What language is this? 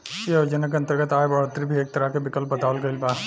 Bhojpuri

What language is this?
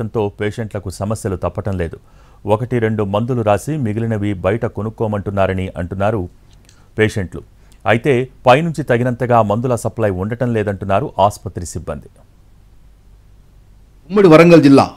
Telugu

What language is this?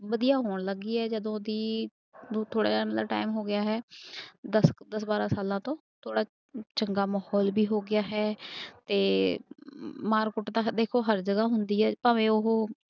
Punjabi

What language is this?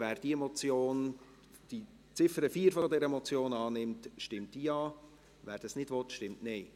Swiss German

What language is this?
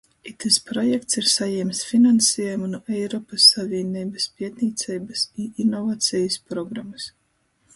Latgalian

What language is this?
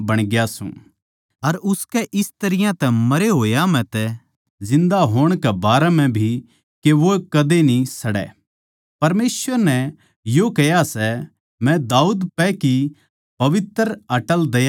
Haryanvi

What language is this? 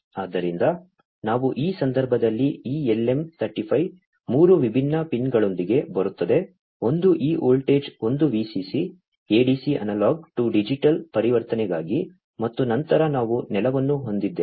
Kannada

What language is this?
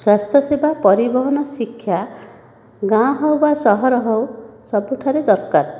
Odia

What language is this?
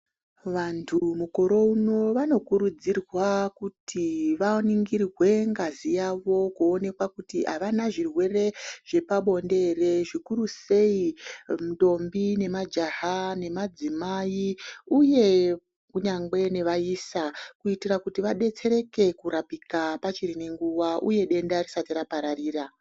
Ndau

